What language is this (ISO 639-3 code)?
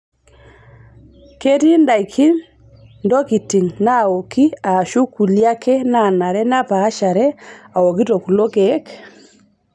mas